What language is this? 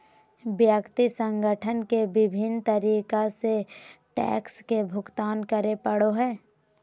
Magahi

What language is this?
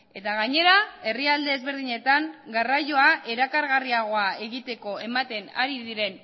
Basque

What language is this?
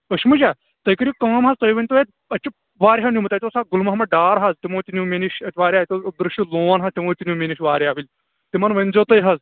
Kashmiri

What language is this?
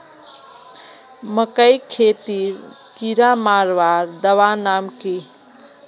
Magahi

